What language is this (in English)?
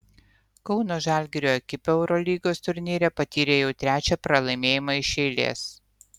Lithuanian